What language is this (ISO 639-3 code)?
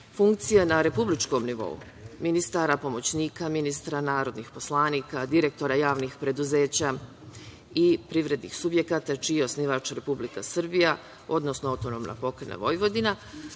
srp